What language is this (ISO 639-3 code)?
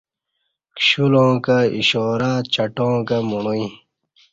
bsh